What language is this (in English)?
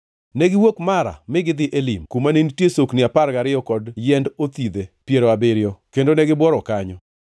Luo (Kenya and Tanzania)